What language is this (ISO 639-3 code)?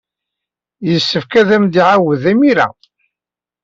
kab